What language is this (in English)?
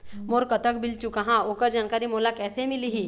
Chhattisgarhi